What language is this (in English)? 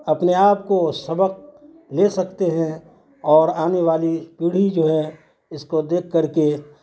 Urdu